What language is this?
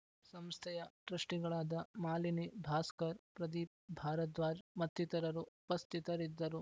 Kannada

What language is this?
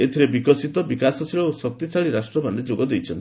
Odia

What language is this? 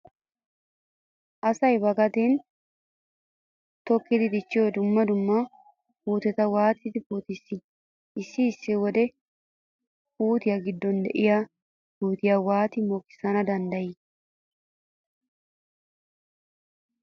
Wolaytta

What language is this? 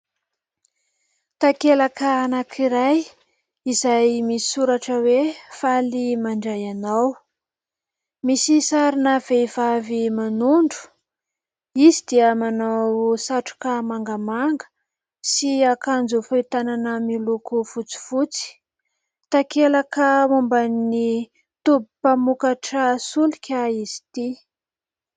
Malagasy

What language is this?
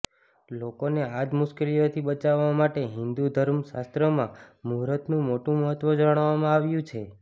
Gujarati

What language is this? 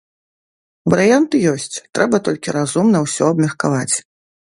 Belarusian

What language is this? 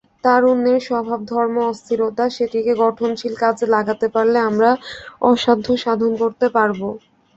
Bangla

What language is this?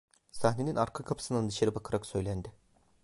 Turkish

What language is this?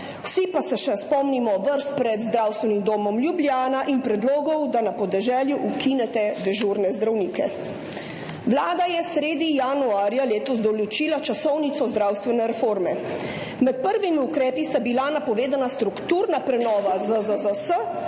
Slovenian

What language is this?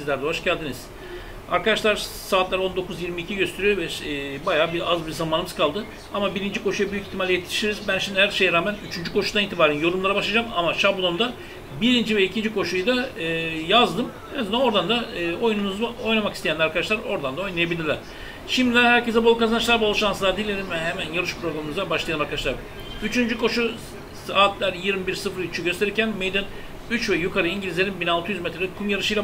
Turkish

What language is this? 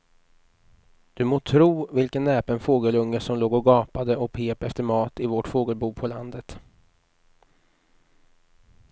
Swedish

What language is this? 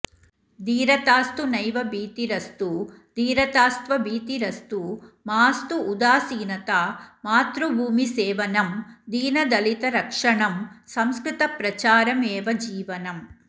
Sanskrit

